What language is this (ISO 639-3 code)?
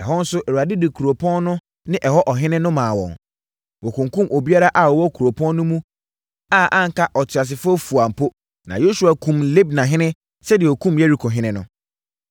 aka